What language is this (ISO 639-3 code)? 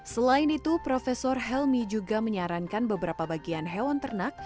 ind